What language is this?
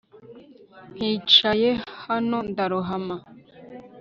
Kinyarwanda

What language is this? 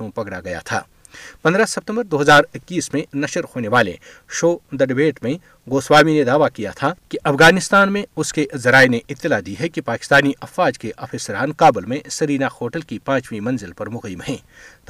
Urdu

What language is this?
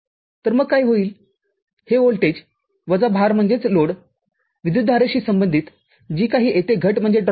Marathi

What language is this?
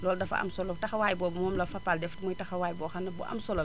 Wolof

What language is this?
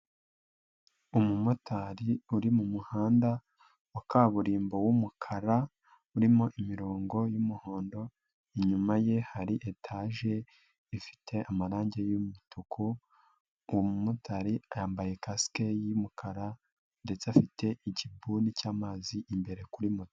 Kinyarwanda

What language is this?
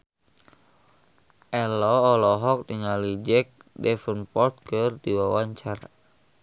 Sundanese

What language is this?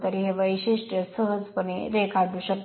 Marathi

